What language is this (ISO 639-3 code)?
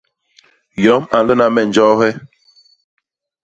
bas